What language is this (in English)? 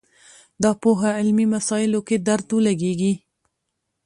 Pashto